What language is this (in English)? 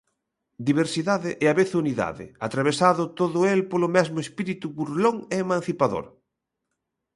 Galician